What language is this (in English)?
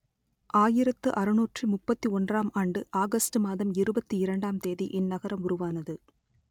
Tamil